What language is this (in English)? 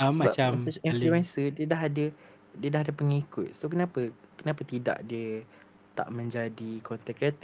Malay